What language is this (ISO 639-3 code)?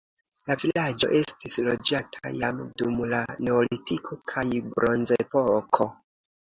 epo